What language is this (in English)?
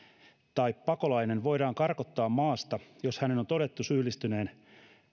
Finnish